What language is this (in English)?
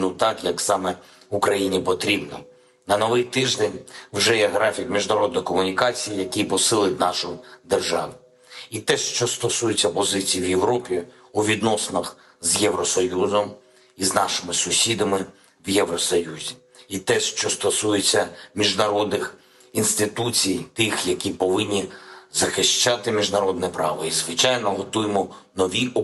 Ukrainian